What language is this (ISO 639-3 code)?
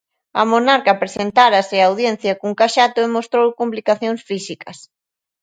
glg